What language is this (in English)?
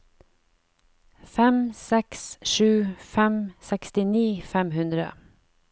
Norwegian